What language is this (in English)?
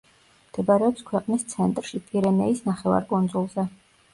Georgian